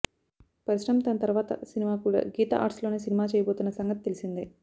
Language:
Telugu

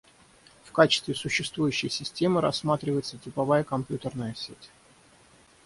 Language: Russian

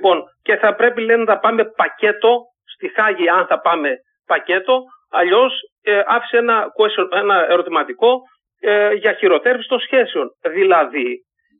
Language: Greek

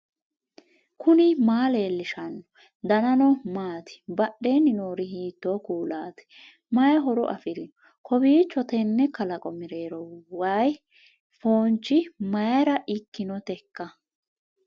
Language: Sidamo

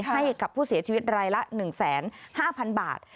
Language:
Thai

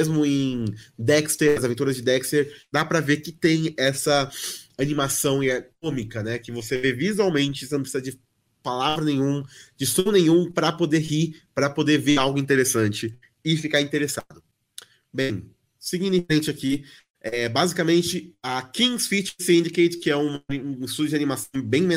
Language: Portuguese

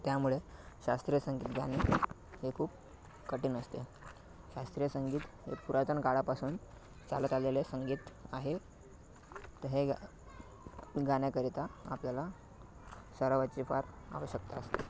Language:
Marathi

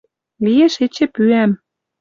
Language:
Western Mari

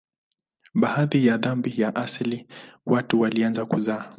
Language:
Swahili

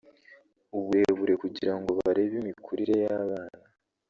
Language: Kinyarwanda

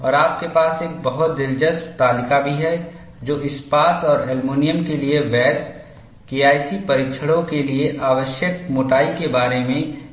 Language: Hindi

